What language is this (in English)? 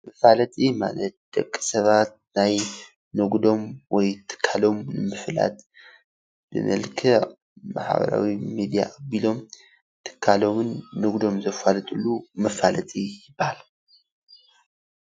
Tigrinya